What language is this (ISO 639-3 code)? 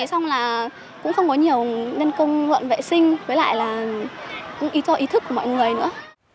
vie